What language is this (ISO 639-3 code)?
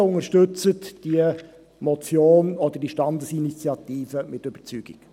gsw